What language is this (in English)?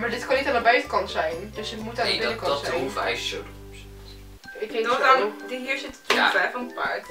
Dutch